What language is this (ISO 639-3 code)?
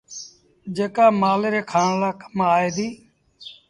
sbn